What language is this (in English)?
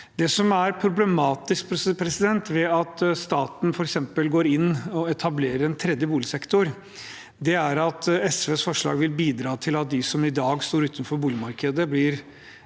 Norwegian